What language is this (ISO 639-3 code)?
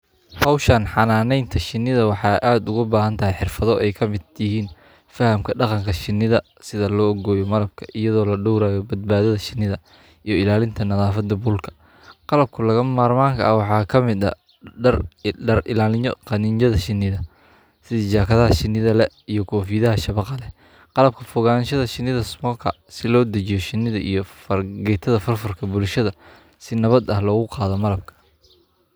som